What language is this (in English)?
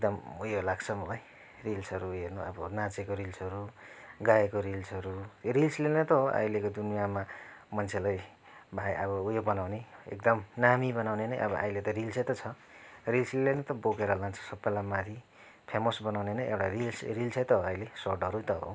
Nepali